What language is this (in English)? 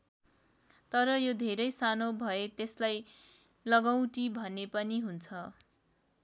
Nepali